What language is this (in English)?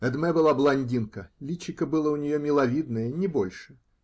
Russian